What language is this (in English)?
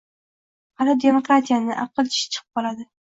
Uzbek